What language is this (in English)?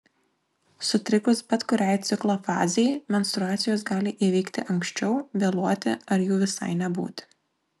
Lithuanian